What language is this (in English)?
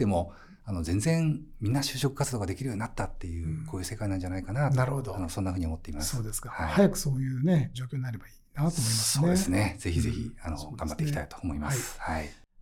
Japanese